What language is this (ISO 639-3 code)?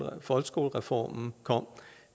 dan